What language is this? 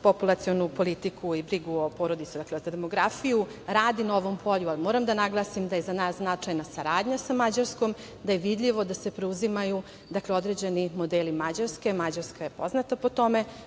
Serbian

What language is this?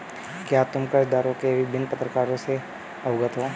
Hindi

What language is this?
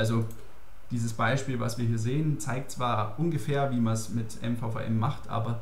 German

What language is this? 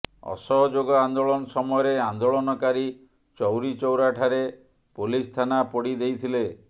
Odia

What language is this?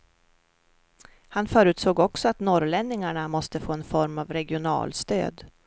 Swedish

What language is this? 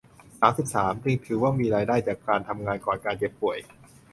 Thai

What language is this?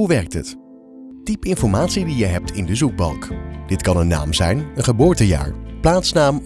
Dutch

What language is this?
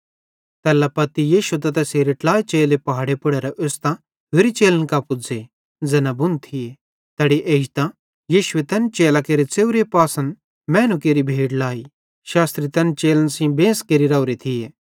Bhadrawahi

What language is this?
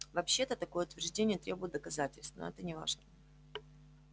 Russian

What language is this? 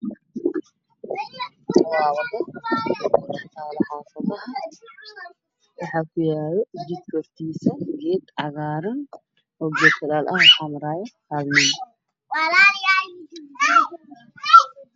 Somali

